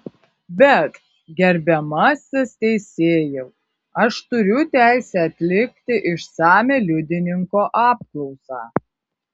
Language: Lithuanian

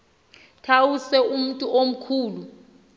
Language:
Xhosa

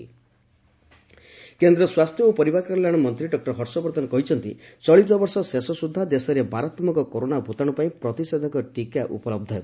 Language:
Odia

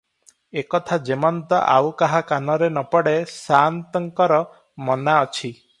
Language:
Odia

